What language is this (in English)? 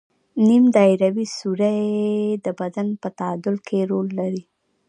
Pashto